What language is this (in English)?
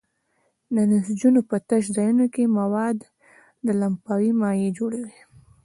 Pashto